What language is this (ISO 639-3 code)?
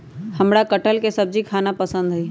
mag